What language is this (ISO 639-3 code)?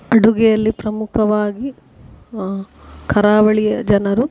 kan